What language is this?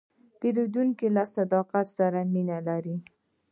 Pashto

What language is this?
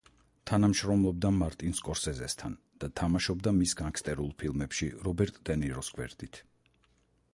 Georgian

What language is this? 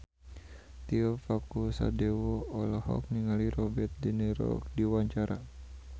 Sundanese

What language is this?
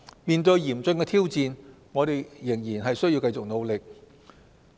Cantonese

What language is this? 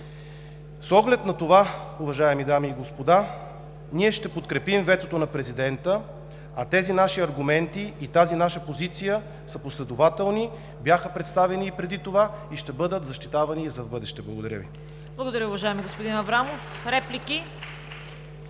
Bulgarian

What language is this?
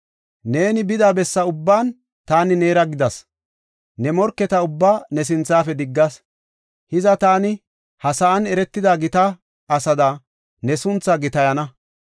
Gofa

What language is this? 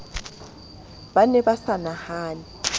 Southern Sotho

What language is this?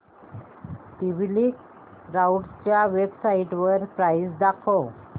Marathi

